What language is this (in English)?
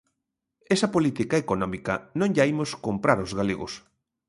Galician